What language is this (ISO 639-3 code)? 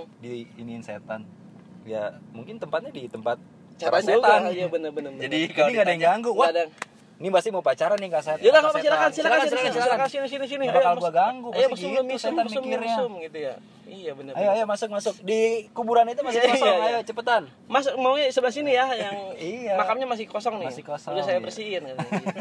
ind